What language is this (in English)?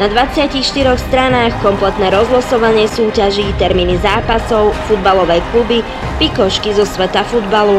Slovak